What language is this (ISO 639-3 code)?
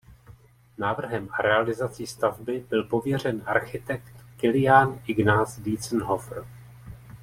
ces